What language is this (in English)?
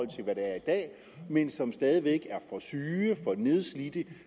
Danish